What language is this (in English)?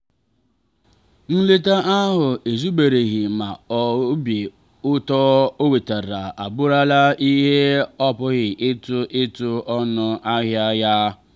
Igbo